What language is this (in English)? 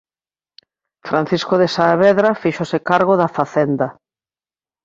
Galician